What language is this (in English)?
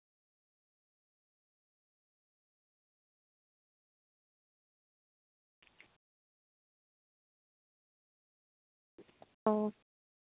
Santali